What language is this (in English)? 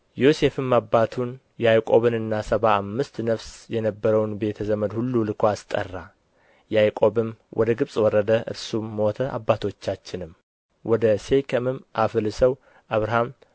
Amharic